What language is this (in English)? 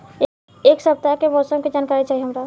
Bhojpuri